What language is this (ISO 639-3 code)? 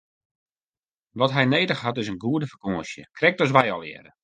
fry